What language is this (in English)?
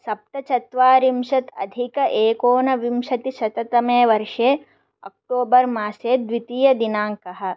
Sanskrit